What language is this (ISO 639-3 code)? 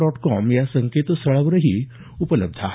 mar